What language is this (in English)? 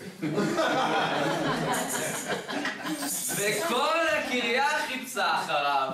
Hebrew